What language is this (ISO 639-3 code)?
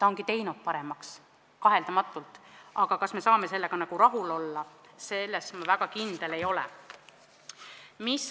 est